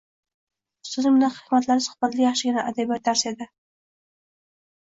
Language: Uzbek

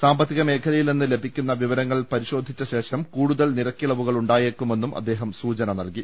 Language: Malayalam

